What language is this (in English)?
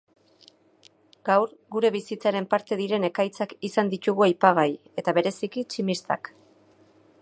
Basque